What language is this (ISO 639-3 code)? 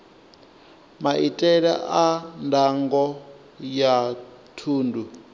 ven